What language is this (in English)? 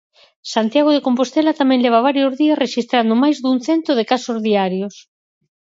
Galician